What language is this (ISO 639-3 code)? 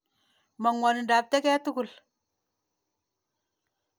kln